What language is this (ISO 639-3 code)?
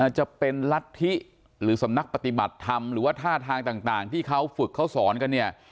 tha